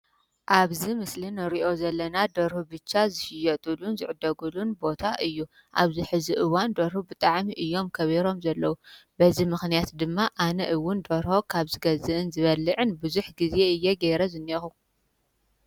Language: Tigrinya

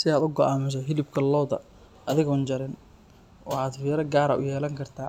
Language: Somali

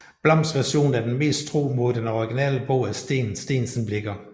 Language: Danish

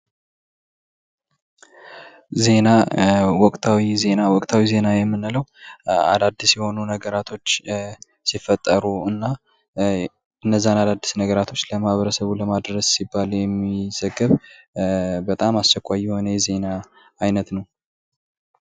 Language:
Amharic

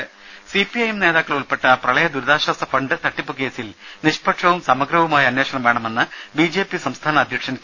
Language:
Malayalam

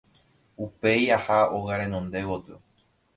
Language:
Guarani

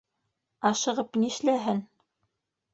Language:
Bashkir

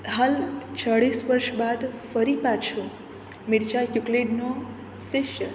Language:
Gujarati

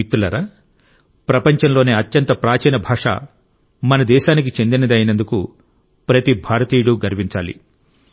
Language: Telugu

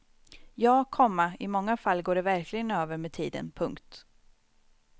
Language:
Swedish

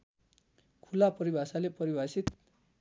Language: Nepali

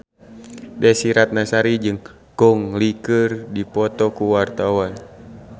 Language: Sundanese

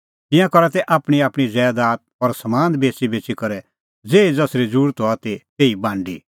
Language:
Kullu Pahari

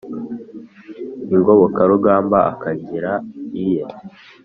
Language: Kinyarwanda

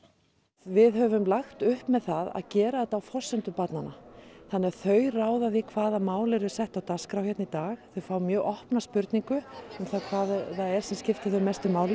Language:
Icelandic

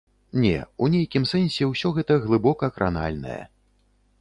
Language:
Belarusian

